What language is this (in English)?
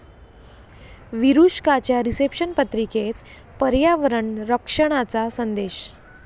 Marathi